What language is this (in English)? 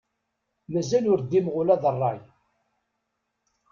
Kabyle